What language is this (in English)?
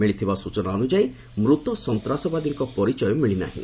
Odia